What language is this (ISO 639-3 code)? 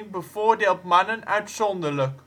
nld